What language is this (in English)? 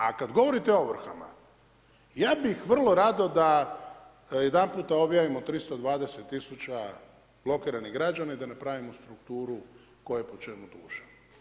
Croatian